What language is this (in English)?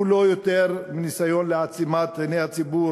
Hebrew